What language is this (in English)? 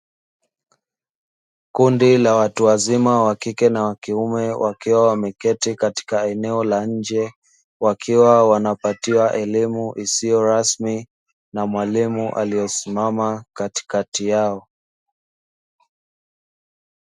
Swahili